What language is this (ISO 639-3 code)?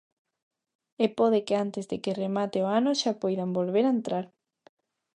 glg